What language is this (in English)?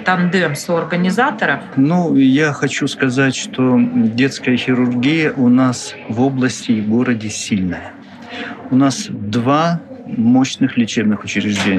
Russian